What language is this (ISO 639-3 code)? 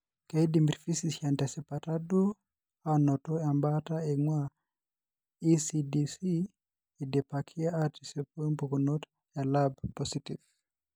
mas